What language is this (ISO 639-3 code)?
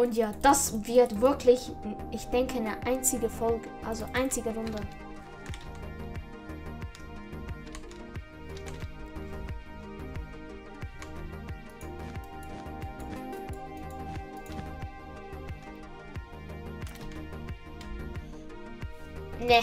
deu